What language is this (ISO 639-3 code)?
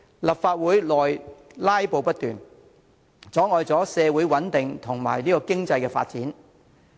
yue